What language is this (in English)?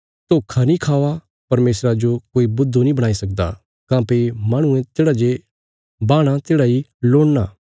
Bilaspuri